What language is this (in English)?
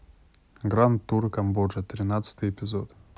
Russian